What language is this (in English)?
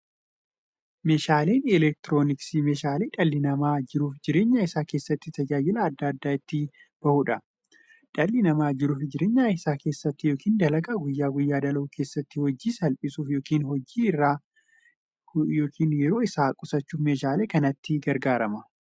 Oromo